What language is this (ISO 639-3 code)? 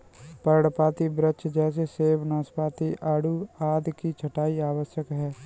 hin